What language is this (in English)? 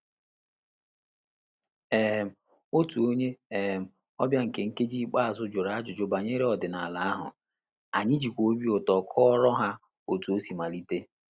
Igbo